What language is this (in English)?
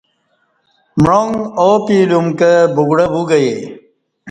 Kati